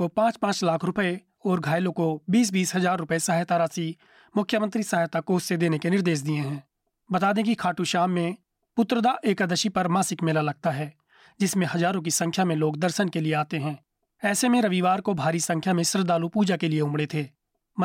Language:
Hindi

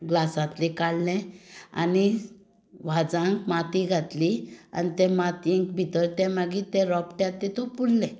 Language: Konkani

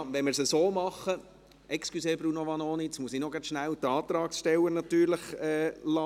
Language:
Swiss German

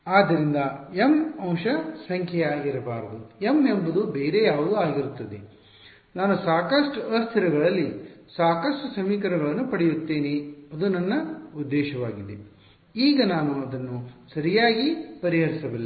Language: Kannada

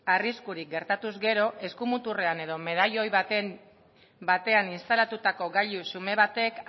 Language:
Basque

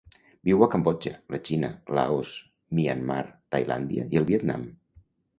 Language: Catalan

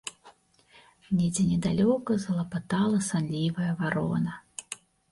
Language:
Belarusian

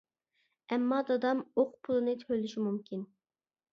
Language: Uyghur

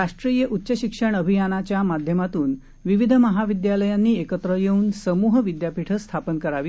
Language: Marathi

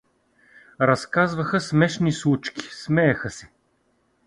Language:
Bulgarian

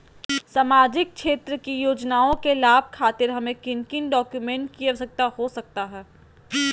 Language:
Magahi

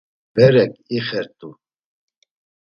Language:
Laz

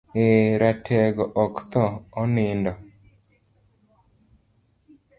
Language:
Luo (Kenya and Tanzania)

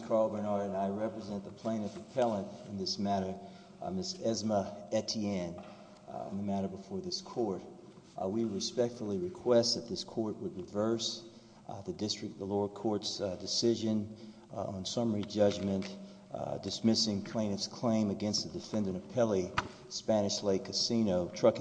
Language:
English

